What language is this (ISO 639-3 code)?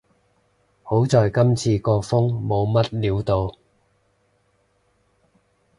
yue